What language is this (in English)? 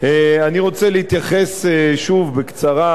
Hebrew